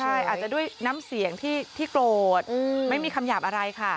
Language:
Thai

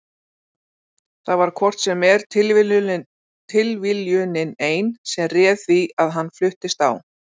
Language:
Icelandic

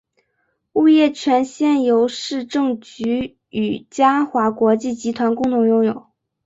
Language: Chinese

